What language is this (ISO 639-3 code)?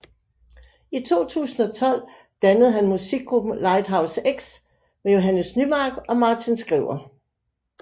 dan